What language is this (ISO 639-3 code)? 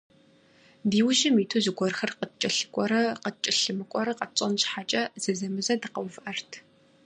kbd